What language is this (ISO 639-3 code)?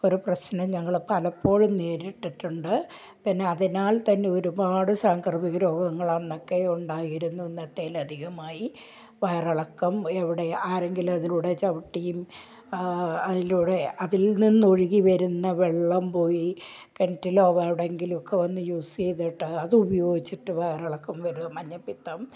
mal